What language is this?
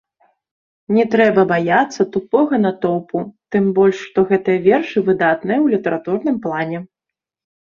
Belarusian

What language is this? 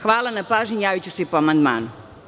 Serbian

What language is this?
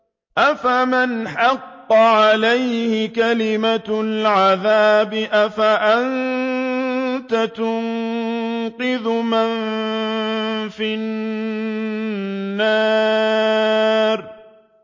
Arabic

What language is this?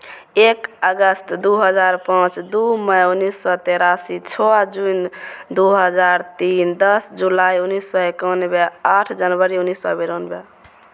Maithili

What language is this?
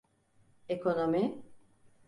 Turkish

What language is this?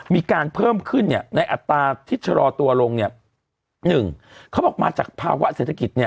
Thai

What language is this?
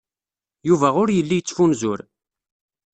Kabyle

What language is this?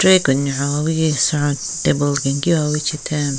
Southern Rengma Naga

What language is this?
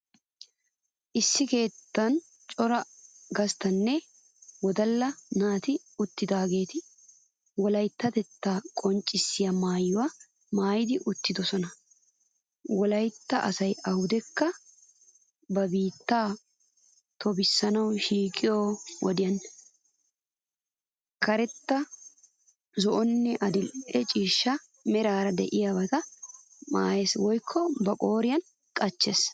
Wolaytta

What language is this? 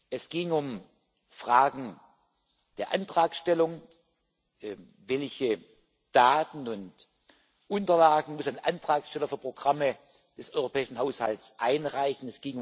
German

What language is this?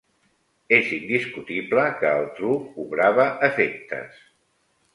Catalan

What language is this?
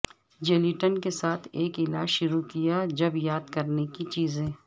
Urdu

